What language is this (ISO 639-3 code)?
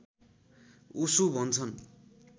nep